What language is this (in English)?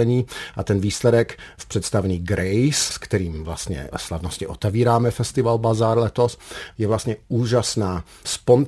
Czech